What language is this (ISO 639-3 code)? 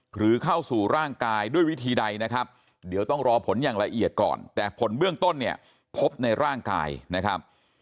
tha